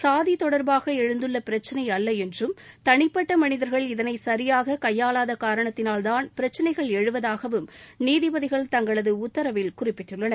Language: Tamil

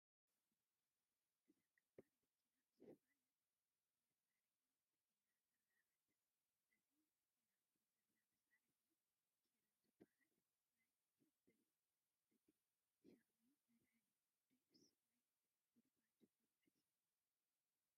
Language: Tigrinya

